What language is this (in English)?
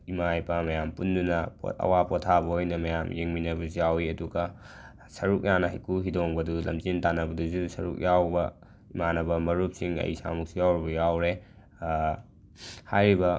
Manipuri